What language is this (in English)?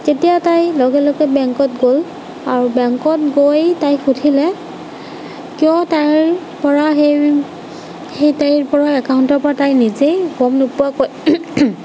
Assamese